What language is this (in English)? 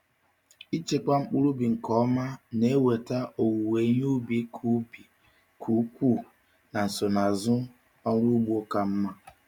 Igbo